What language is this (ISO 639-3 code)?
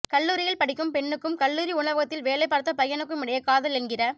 tam